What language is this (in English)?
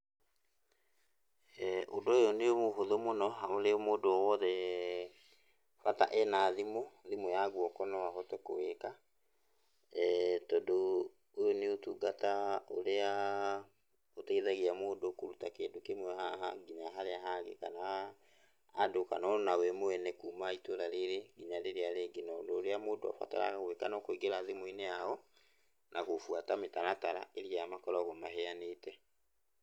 Kikuyu